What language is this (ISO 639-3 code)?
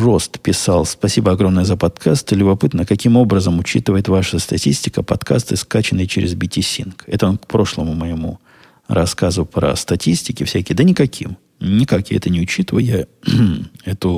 rus